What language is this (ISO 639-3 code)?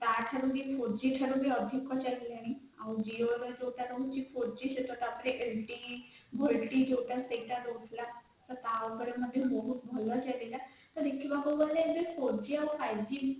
ori